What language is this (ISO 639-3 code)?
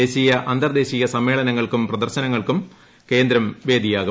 mal